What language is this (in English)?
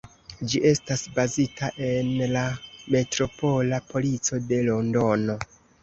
Esperanto